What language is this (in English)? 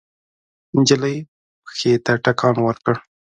Pashto